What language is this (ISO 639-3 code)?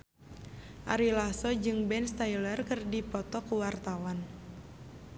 sun